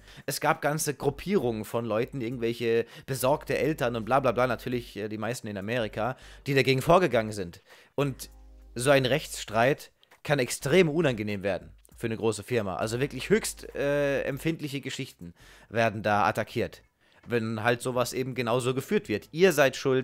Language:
German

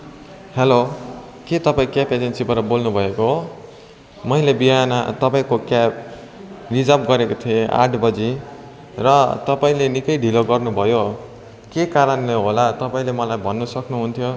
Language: Nepali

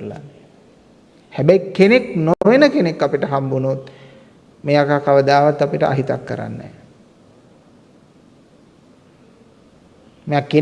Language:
Sinhala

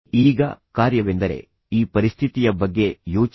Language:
Kannada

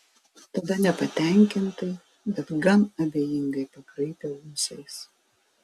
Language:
Lithuanian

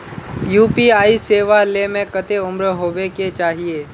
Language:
Magahi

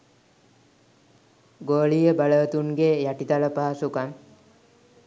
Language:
Sinhala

